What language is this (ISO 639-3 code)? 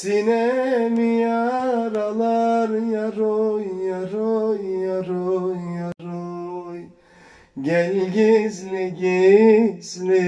tur